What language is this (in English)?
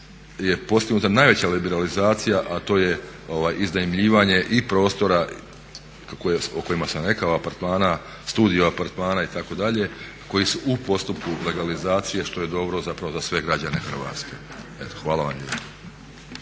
Croatian